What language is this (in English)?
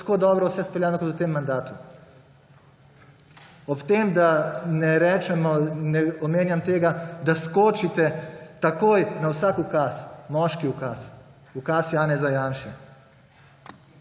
Slovenian